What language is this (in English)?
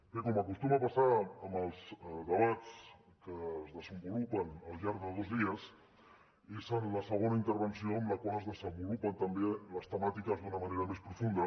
Catalan